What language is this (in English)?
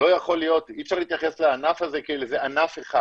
Hebrew